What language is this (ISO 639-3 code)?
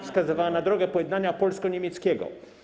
pol